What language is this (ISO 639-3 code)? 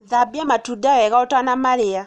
kik